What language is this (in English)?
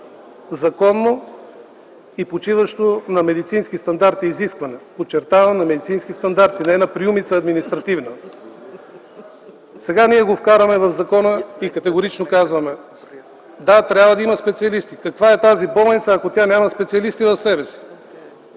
Bulgarian